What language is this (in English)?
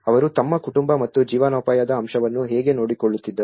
Kannada